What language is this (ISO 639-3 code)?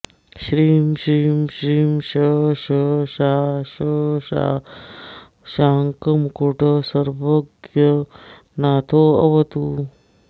san